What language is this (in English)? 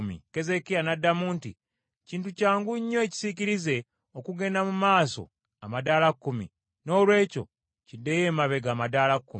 Ganda